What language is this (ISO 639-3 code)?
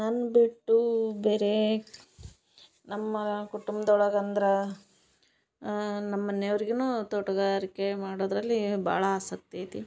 kan